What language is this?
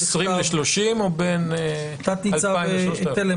Hebrew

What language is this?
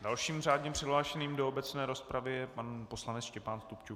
Czech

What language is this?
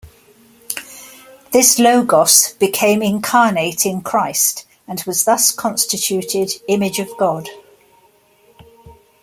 English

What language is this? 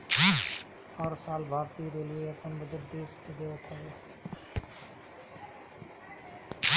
Bhojpuri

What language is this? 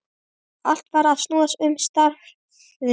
Icelandic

